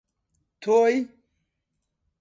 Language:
Central Kurdish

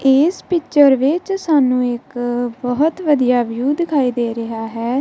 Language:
Punjabi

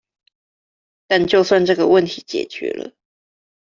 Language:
Chinese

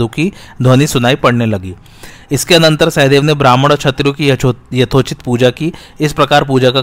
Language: Hindi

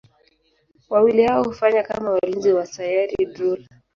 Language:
Swahili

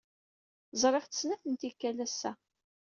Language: Kabyle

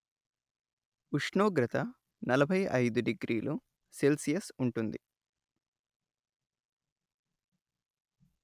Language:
Telugu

